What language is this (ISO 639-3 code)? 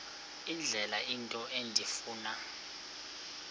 xho